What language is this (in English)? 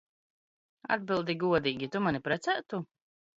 Latvian